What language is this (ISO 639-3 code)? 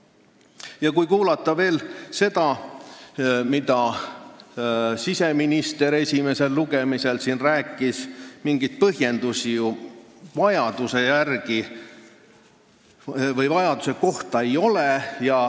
est